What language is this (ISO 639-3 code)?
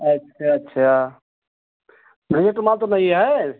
hin